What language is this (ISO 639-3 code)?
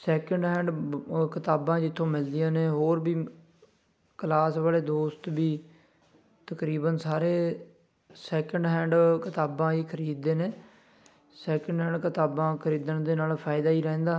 pan